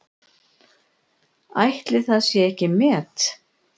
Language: Icelandic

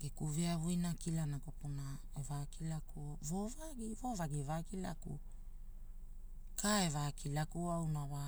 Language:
Hula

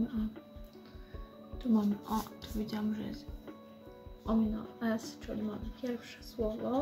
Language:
Polish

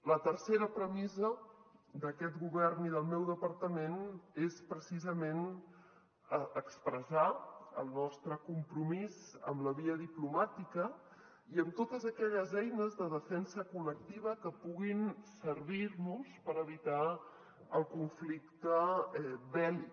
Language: Catalan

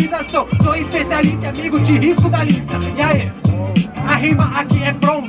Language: Portuguese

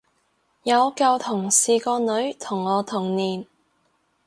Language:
Cantonese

